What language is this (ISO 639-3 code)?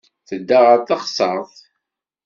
kab